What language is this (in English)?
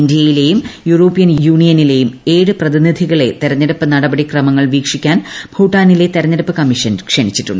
Malayalam